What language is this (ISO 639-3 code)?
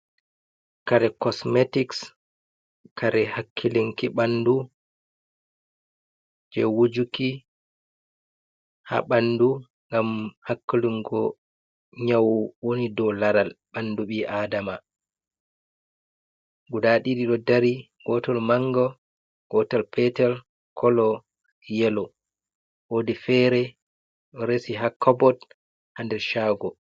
ful